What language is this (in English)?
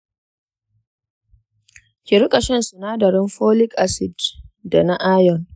Hausa